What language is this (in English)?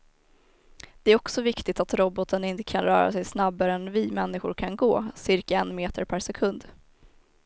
Swedish